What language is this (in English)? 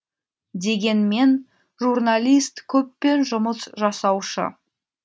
Kazakh